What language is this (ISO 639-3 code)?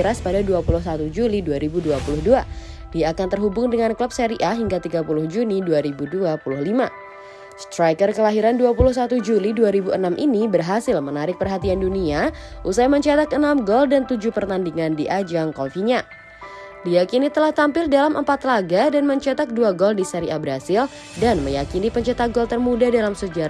ind